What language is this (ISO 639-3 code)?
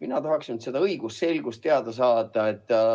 est